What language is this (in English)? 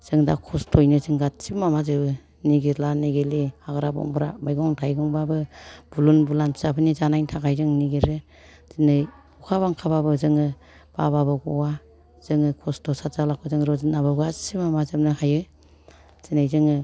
Bodo